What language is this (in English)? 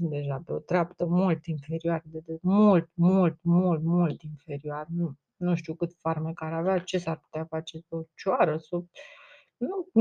Romanian